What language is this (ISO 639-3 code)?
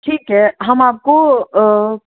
urd